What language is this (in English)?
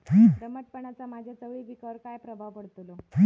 Marathi